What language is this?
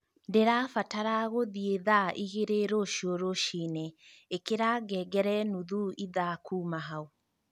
Kikuyu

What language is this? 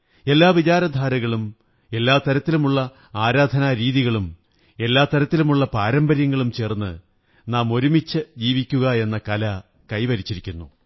Malayalam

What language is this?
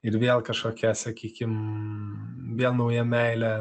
Lithuanian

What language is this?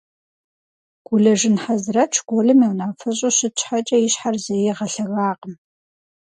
Kabardian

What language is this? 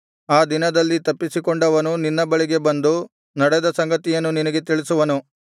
Kannada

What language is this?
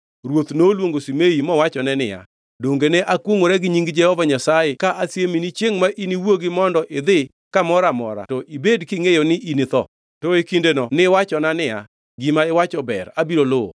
Luo (Kenya and Tanzania)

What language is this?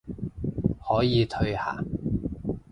Cantonese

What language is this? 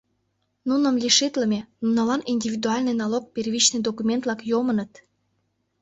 Mari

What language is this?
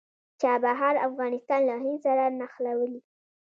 Pashto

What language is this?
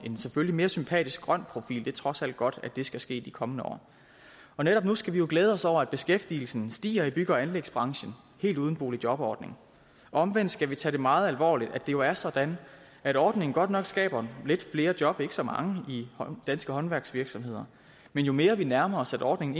Danish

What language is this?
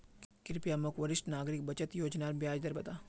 Magahi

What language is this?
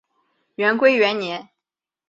Chinese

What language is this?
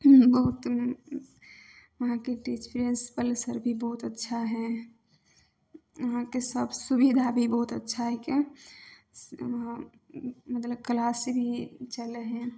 Maithili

